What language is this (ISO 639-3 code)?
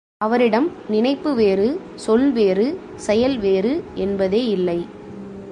tam